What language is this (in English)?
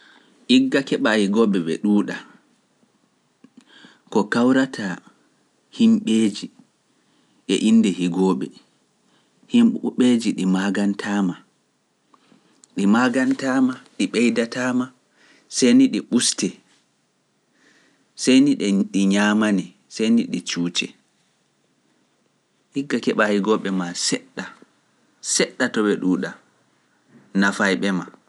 Pular